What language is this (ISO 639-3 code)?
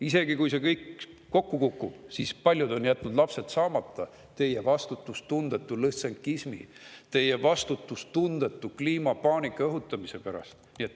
est